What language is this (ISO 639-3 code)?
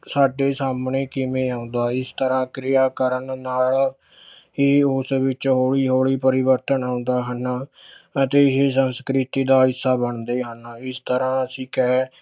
pan